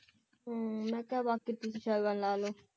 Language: Punjabi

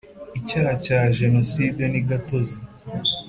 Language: Kinyarwanda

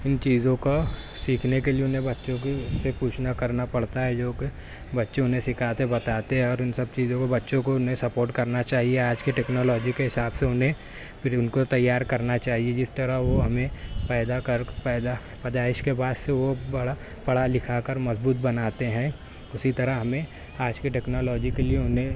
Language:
Urdu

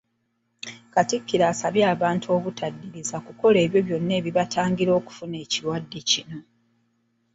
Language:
Ganda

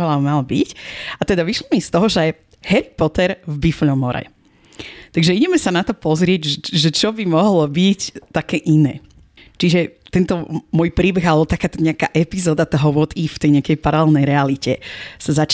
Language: Slovak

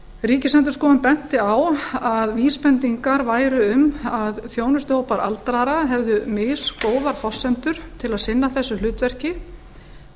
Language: Icelandic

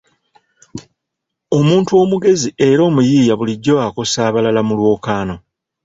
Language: Ganda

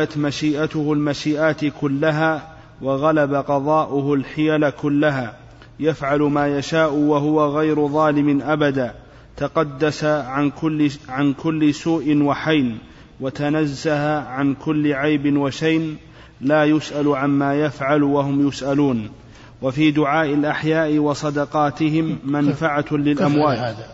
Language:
Arabic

